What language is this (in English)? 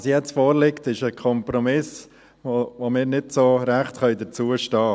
Swiss German